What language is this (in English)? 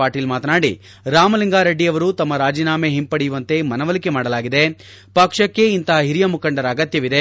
Kannada